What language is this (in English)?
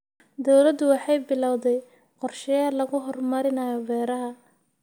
Somali